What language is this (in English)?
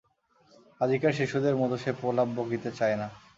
Bangla